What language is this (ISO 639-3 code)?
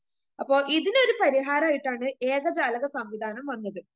mal